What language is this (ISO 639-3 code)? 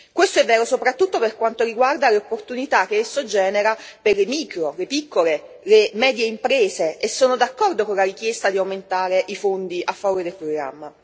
ita